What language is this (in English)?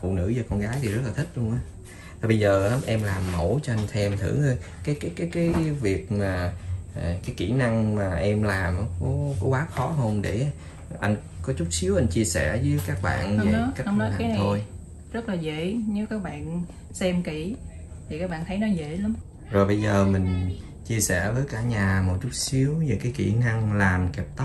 Vietnamese